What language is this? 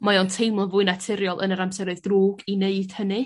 Welsh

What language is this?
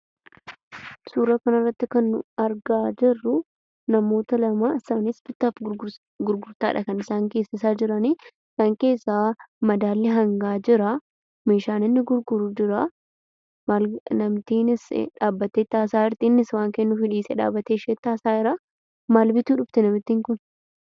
Oromo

